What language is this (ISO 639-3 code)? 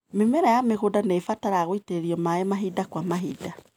kik